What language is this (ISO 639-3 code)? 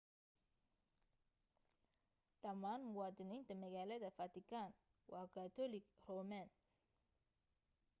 som